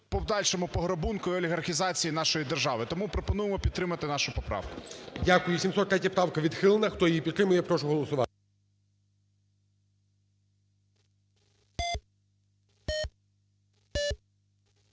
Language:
Ukrainian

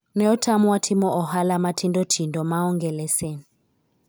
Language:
Luo (Kenya and Tanzania)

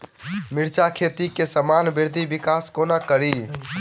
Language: Maithili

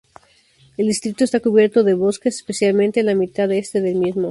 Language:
Spanish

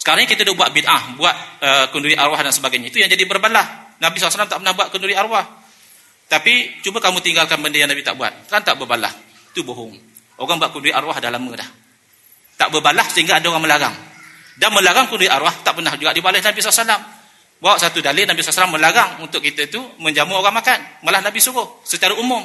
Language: Malay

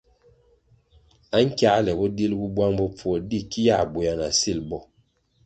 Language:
Kwasio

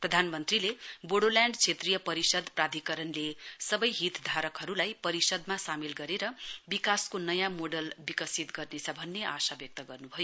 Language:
Nepali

